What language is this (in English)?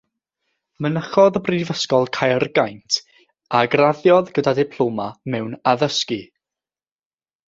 Welsh